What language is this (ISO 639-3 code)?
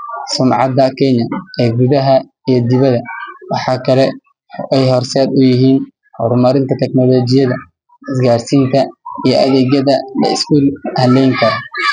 som